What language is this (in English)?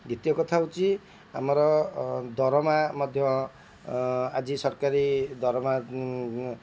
Odia